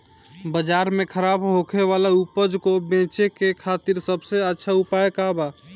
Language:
Bhojpuri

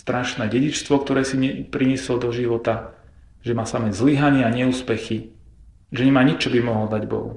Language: Slovak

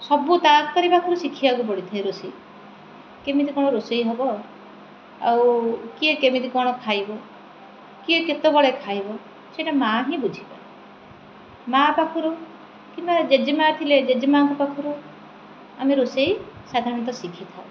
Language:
Odia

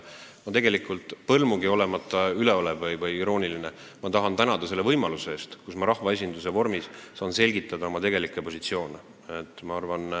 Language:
Estonian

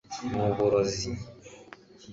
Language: Kinyarwanda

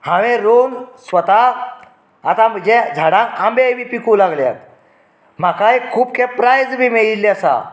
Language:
Konkani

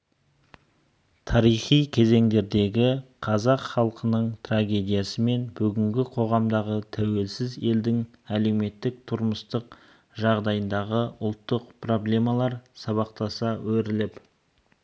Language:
Kazakh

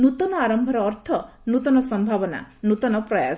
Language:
Odia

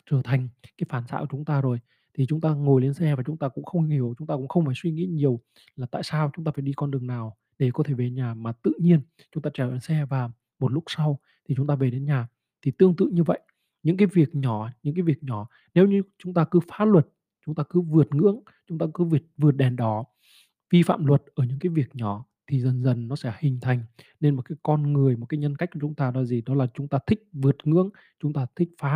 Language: Vietnamese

